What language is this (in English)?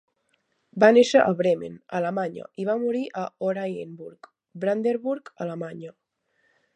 Catalan